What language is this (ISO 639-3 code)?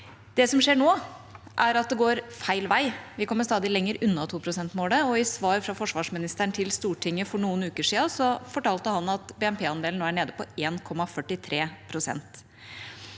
nor